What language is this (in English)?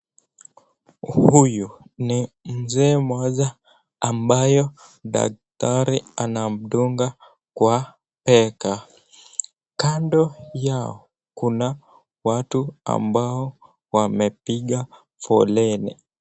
Swahili